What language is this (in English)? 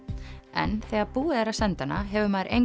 Icelandic